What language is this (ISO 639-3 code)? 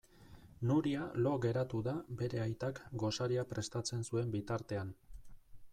eus